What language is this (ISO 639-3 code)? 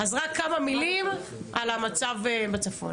heb